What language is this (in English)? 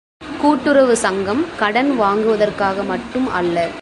Tamil